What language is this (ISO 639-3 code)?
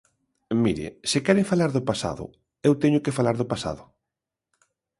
glg